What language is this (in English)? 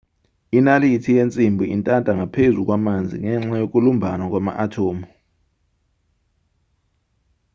Zulu